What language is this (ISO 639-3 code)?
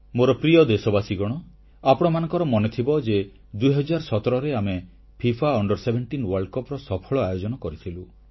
ori